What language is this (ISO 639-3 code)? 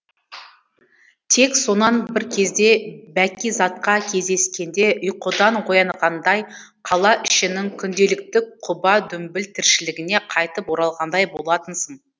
kaz